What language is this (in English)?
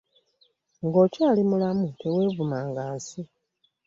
Ganda